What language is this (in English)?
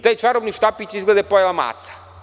Serbian